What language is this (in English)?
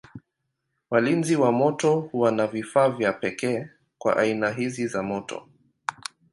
Swahili